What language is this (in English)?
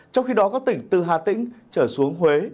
Vietnamese